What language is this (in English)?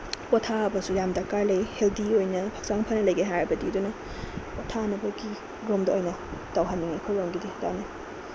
Manipuri